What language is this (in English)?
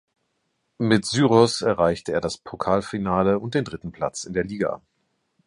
German